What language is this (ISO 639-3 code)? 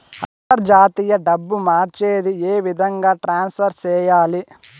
tel